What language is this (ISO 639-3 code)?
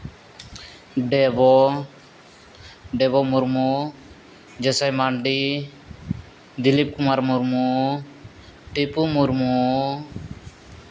sat